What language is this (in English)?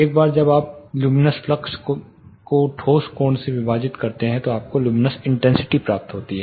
Hindi